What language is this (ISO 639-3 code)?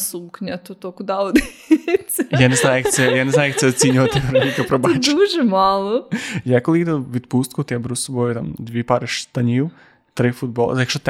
ukr